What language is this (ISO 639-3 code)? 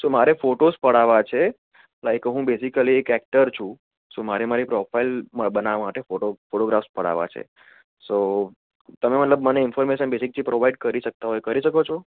guj